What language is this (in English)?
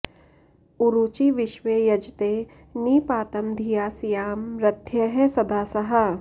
Sanskrit